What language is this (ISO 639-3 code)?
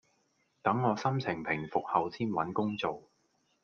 yue